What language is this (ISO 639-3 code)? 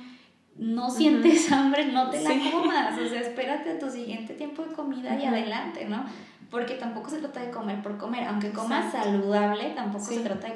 spa